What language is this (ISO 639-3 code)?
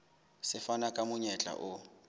sot